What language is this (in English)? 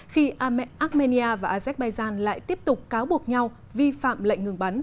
Vietnamese